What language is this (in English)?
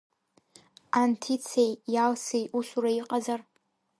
Abkhazian